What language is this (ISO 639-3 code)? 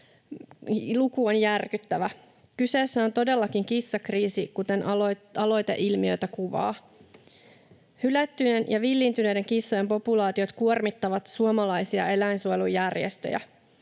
fin